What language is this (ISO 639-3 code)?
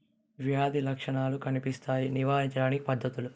tel